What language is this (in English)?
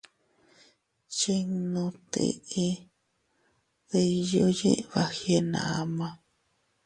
Teutila Cuicatec